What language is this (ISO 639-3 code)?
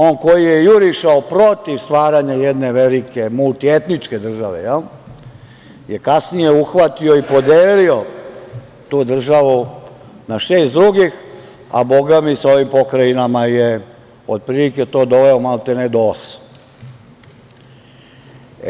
srp